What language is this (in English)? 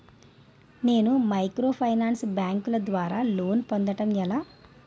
Telugu